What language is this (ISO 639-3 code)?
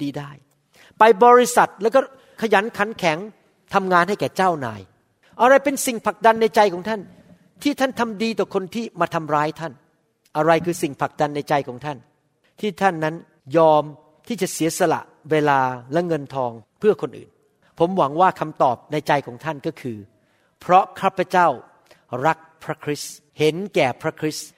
tha